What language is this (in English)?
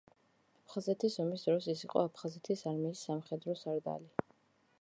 Georgian